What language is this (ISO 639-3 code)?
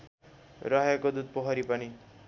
nep